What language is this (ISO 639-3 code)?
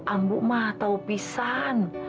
ind